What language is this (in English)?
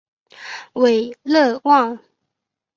Chinese